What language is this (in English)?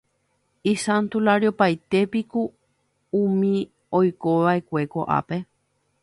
Guarani